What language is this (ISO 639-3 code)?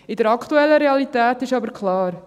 gsw